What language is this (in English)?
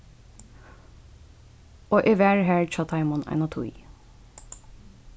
Faroese